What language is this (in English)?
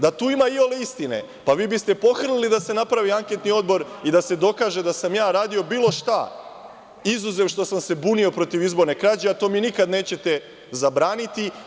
Serbian